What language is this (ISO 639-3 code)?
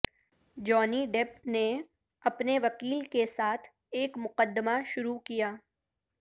urd